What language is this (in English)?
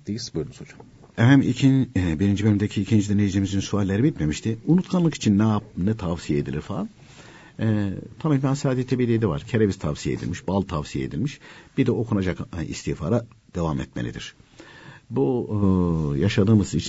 Turkish